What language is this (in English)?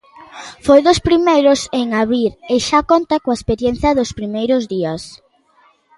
Galician